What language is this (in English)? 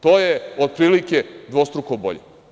Serbian